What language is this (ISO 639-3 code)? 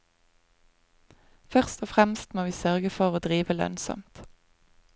nor